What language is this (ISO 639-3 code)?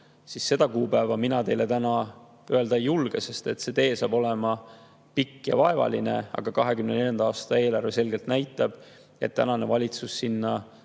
est